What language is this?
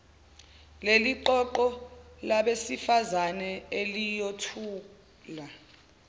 Zulu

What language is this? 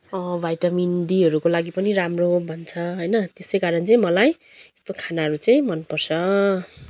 Nepali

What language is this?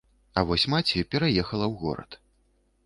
Belarusian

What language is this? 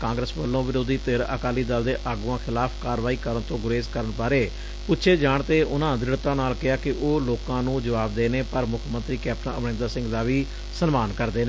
Punjabi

